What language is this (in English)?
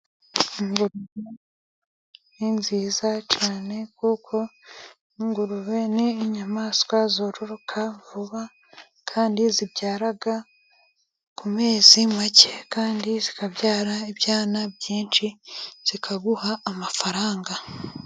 Kinyarwanda